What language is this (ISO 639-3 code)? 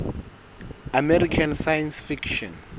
sot